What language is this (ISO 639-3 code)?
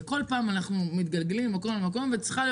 heb